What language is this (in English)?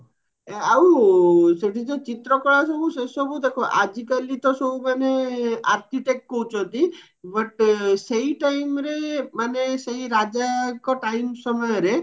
Odia